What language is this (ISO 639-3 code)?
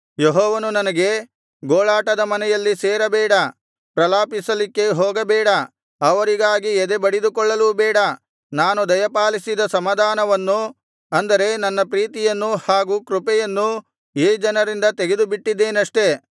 kan